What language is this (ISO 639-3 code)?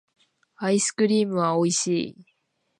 jpn